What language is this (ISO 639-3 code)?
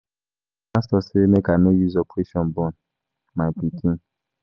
pcm